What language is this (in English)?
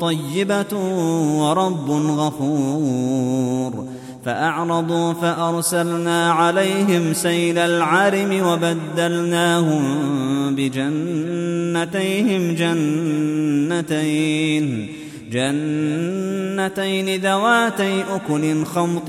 Arabic